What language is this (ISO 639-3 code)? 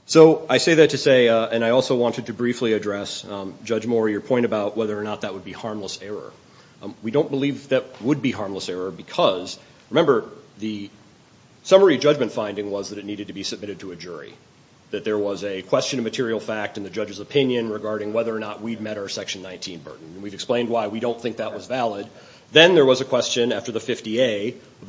eng